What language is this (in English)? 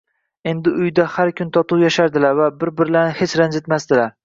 Uzbek